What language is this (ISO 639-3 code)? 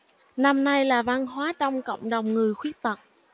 vie